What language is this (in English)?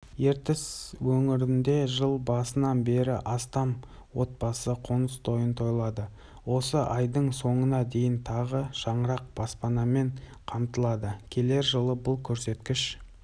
Kazakh